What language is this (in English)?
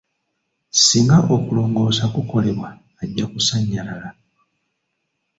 Ganda